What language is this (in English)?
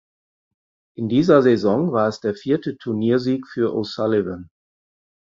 German